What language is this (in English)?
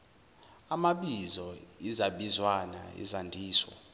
Zulu